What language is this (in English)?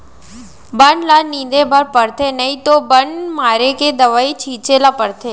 Chhattisgarhi